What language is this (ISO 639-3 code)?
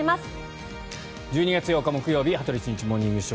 jpn